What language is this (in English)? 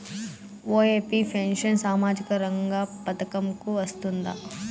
Telugu